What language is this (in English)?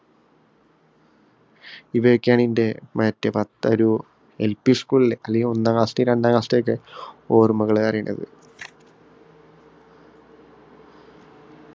Malayalam